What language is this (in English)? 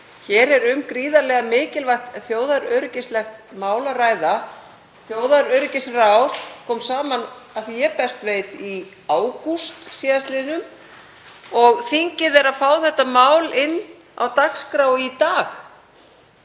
Icelandic